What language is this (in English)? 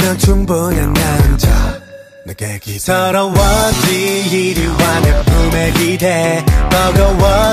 Korean